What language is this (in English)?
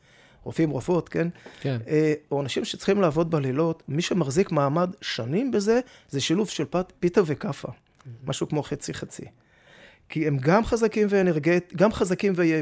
Hebrew